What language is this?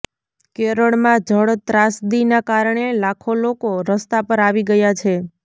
Gujarati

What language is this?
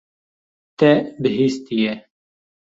Kurdish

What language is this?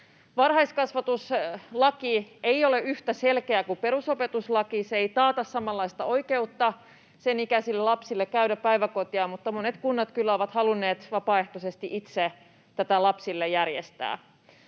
Finnish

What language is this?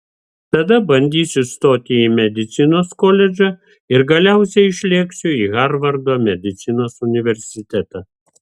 Lithuanian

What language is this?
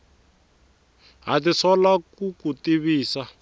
Tsonga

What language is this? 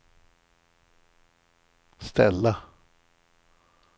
Swedish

